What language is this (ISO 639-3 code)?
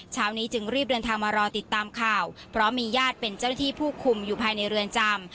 tha